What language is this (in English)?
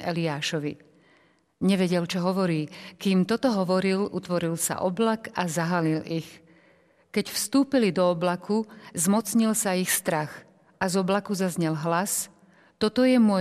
Slovak